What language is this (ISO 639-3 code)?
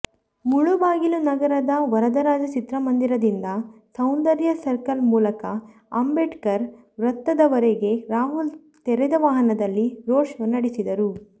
kan